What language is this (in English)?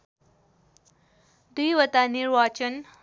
Nepali